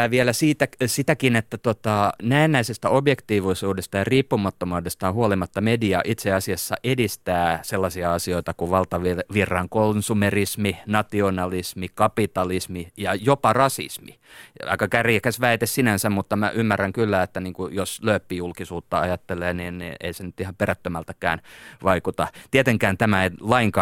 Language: Finnish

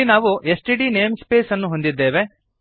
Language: Kannada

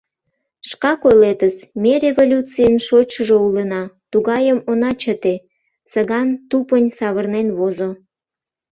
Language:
Mari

